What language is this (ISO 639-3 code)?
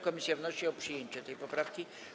pol